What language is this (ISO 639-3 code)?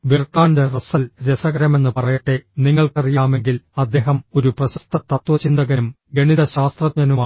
mal